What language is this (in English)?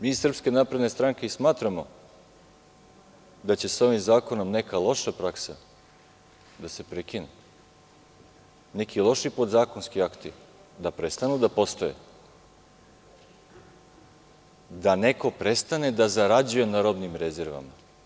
Serbian